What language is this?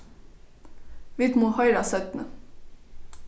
Faroese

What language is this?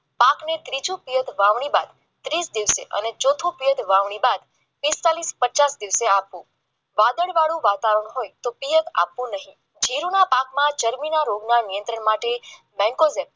Gujarati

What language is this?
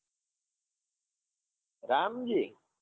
Gujarati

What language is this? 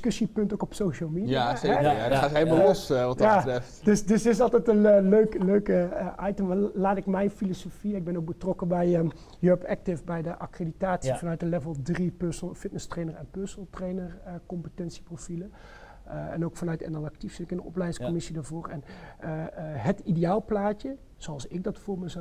Dutch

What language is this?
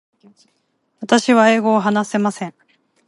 Japanese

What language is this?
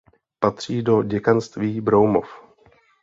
Czech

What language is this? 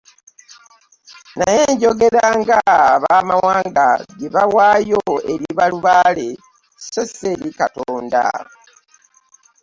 Ganda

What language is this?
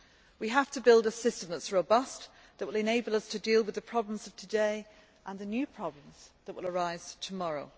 English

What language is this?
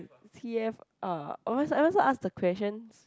English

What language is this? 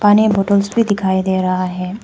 Hindi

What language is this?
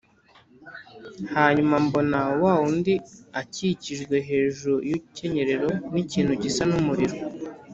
Kinyarwanda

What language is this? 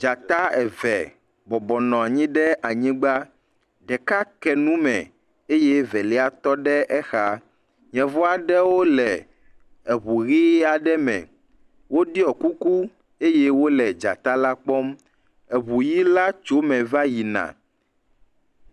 Ewe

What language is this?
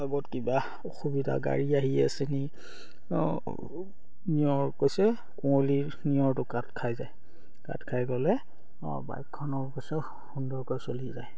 Assamese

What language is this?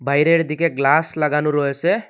Bangla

